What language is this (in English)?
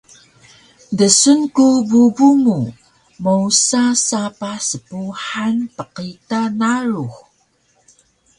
Taroko